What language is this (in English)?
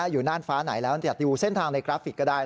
Thai